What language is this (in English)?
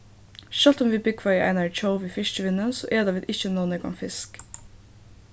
Faroese